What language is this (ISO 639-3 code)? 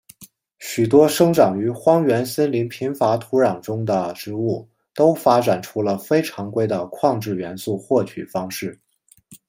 zho